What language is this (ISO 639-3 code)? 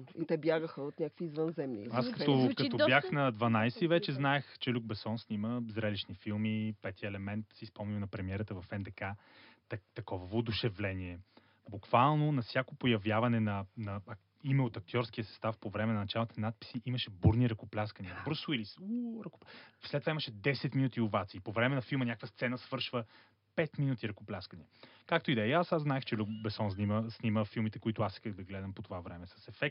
bul